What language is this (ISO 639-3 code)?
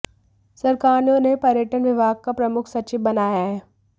hin